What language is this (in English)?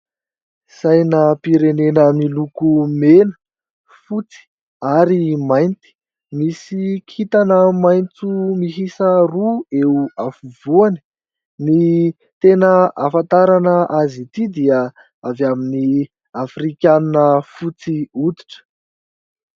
Malagasy